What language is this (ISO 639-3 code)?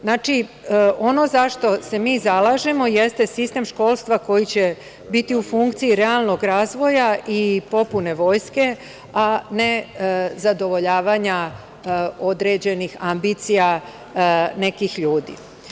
srp